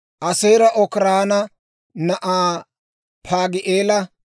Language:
Dawro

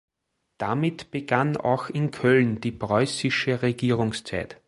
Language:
German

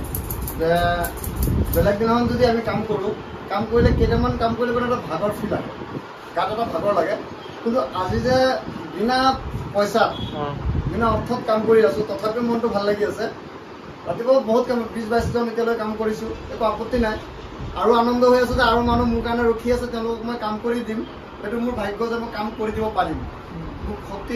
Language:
Bangla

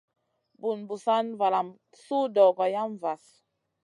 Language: Masana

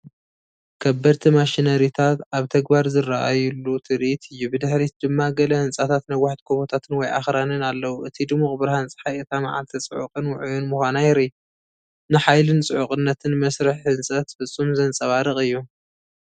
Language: Tigrinya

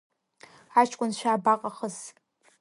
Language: Abkhazian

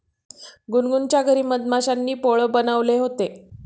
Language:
Marathi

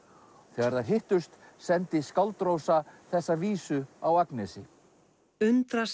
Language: Icelandic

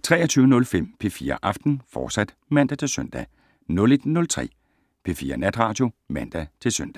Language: Danish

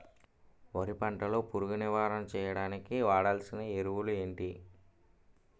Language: Telugu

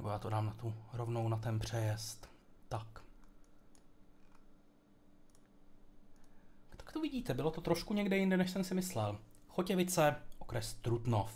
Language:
Czech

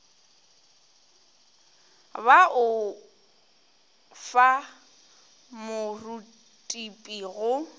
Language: Northern Sotho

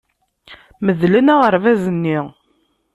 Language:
Kabyle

